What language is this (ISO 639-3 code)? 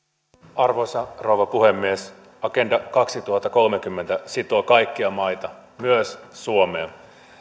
fin